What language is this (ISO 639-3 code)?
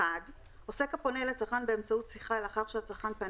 heb